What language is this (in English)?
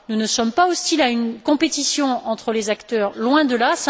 French